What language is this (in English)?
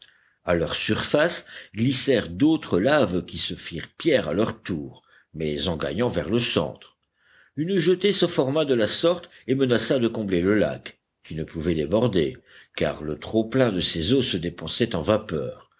French